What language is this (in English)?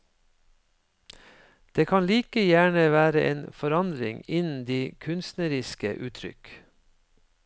Norwegian